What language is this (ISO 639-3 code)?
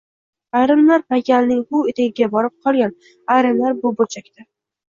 uzb